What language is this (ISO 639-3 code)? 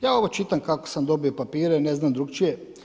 hrv